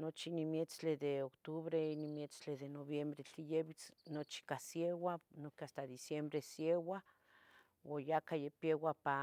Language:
Tetelcingo Nahuatl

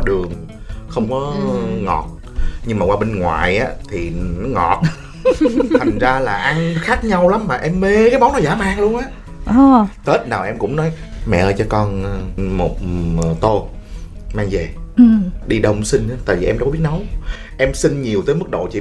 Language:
Vietnamese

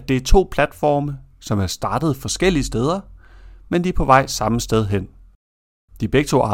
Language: Danish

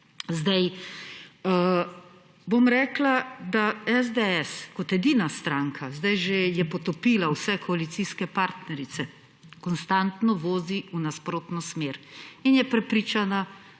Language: Slovenian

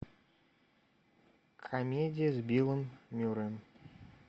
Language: Russian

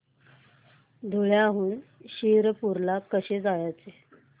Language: Marathi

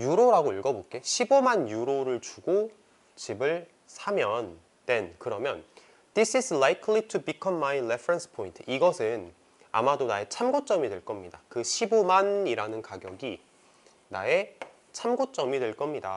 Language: Korean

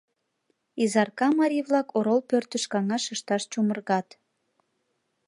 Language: Mari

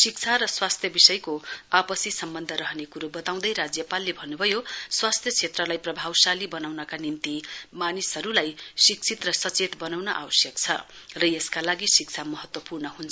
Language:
Nepali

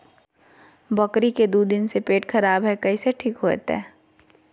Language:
Magahi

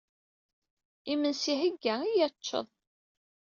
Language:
Kabyle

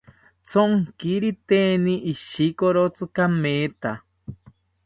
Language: South Ucayali Ashéninka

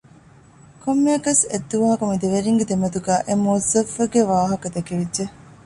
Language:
Divehi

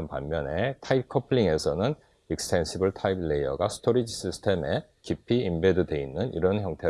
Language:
Korean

